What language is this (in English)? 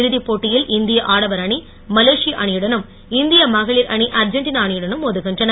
Tamil